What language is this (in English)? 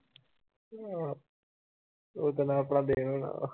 Punjabi